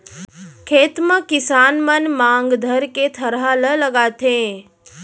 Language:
Chhattisgarhi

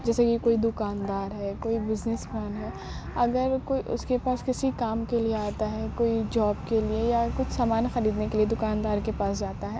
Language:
Urdu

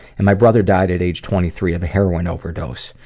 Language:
English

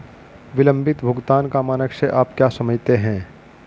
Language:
Hindi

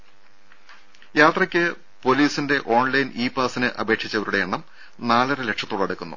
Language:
Malayalam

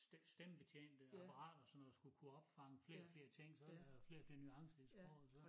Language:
Danish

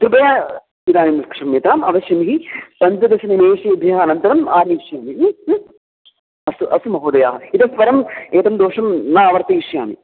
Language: Sanskrit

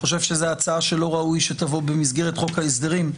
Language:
Hebrew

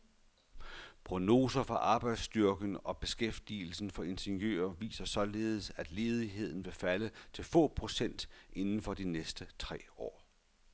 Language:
Danish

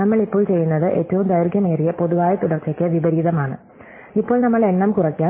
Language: Malayalam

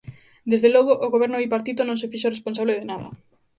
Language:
Galician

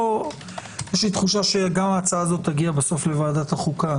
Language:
Hebrew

